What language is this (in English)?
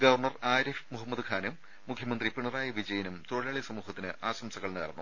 Malayalam